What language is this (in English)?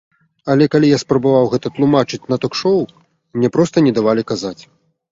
Belarusian